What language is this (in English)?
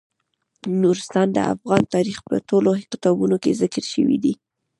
Pashto